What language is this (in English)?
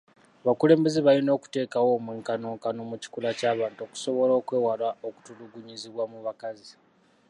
Ganda